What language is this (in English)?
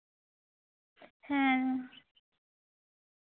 Santali